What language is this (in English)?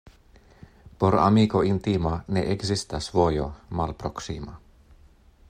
Esperanto